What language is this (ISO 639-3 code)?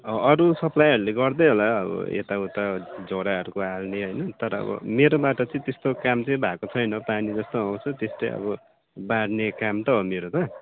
nep